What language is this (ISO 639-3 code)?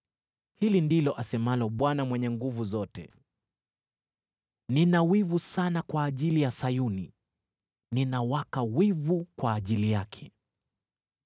swa